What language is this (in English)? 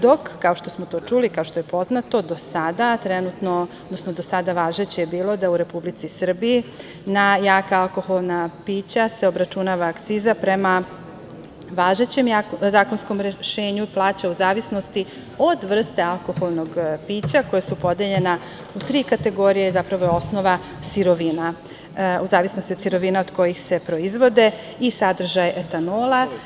Serbian